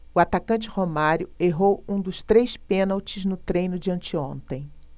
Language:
Portuguese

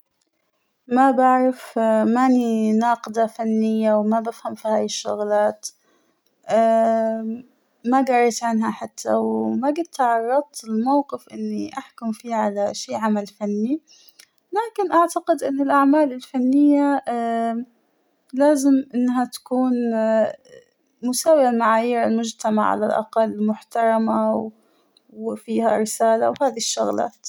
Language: Hijazi Arabic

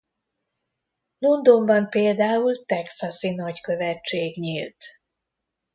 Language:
Hungarian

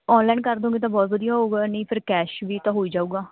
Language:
Punjabi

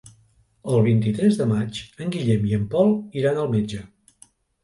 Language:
Catalan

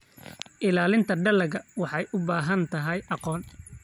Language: Somali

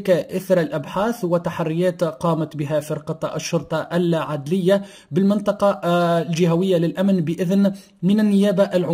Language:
Arabic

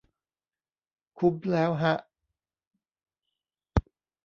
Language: Thai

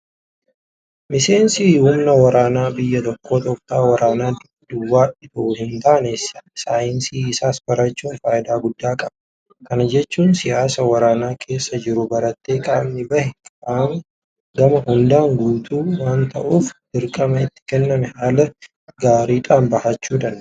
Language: Oromo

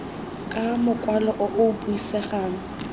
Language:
Tswana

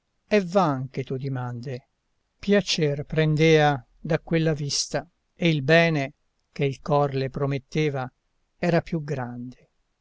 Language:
Italian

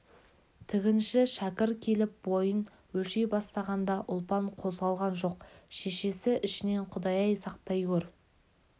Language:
Kazakh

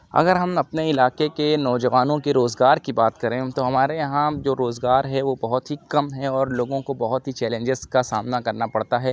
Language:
Urdu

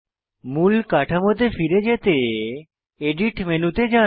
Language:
Bangla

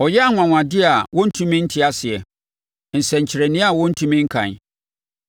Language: Akan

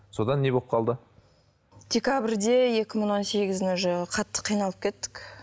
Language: Kazakh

